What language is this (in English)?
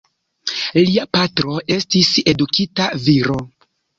Esperanto